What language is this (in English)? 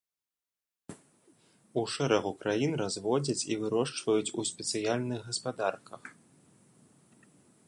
Belarusian